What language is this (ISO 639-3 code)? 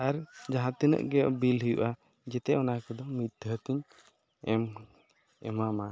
sat